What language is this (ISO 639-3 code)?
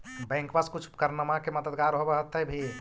mag